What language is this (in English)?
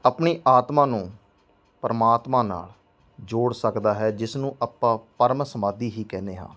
Punjabi